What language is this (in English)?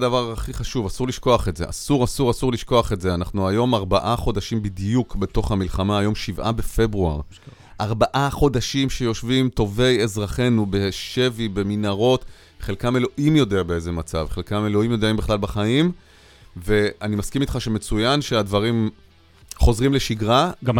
Hebrew